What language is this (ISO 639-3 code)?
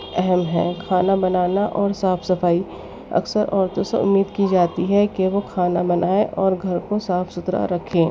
urd